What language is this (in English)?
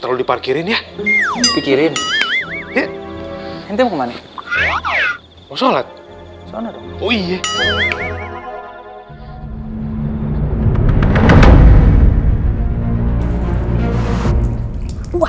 Indonesian